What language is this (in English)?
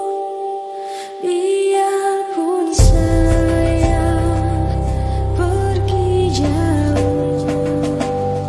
Indonesian